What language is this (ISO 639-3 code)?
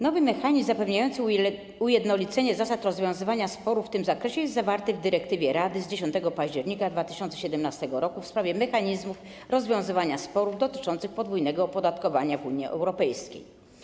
pol